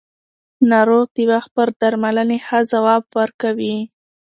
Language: Pashto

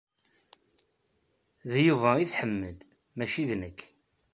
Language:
Kabyle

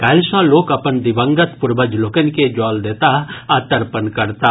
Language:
Maithili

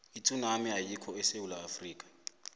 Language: South Ndebele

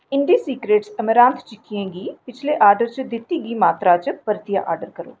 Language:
Dogri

